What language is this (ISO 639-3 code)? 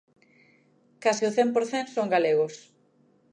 glg